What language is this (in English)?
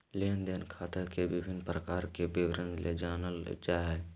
Magahi